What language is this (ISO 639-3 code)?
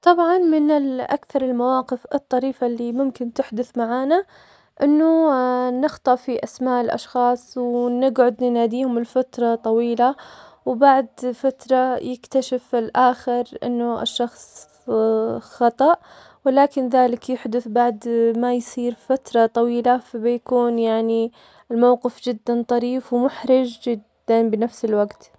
acx